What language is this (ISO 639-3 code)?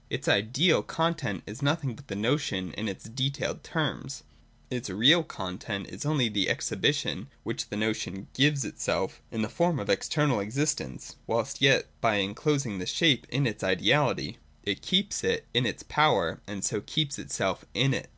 eng